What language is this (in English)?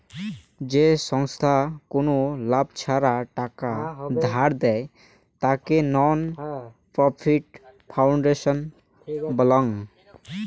Bangla